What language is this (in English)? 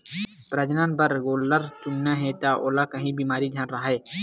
Chhattisgarhi